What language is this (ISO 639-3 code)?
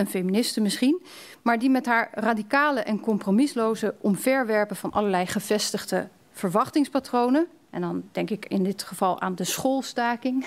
nld